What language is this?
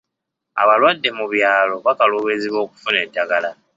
Ganda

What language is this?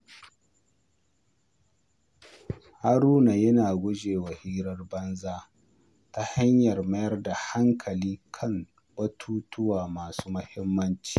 Hausa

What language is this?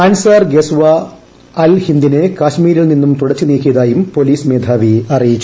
Malayalam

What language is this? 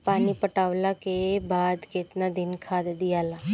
Bhojpuri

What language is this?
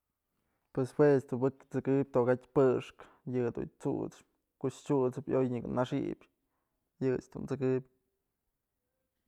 Mazatlán Mixe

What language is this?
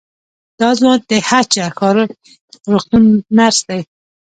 Pashto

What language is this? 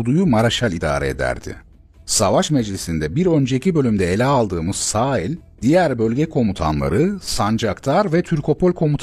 Turkish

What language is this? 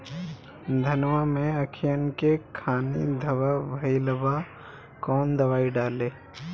Bhojpuri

